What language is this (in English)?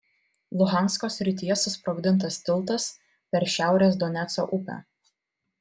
Lithuanian